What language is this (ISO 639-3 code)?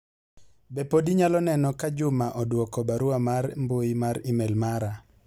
luo